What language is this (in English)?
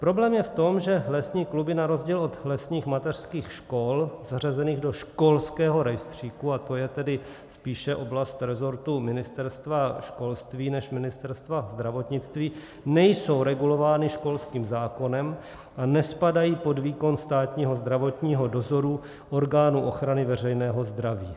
Czech